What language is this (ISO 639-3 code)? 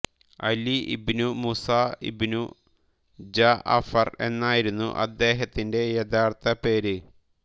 mal